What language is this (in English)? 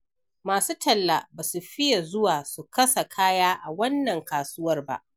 Hausa